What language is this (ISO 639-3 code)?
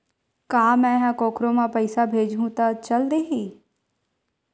hne